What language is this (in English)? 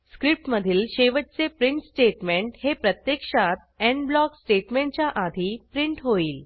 Marathi